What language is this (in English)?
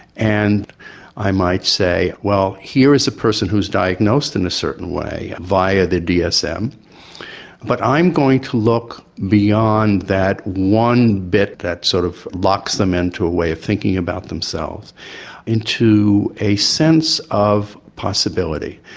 English